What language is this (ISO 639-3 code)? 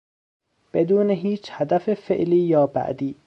fas